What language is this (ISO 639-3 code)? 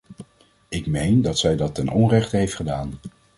nld